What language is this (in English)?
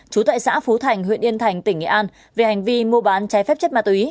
Vietnamese